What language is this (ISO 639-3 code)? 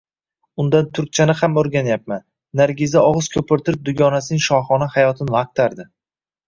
uzb